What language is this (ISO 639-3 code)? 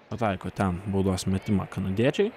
lit